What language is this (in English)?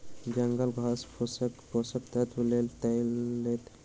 Maithili